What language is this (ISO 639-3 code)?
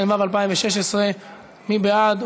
heb